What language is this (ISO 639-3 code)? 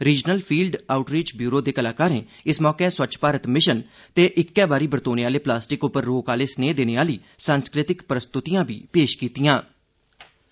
doi